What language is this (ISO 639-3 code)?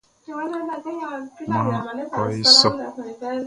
bci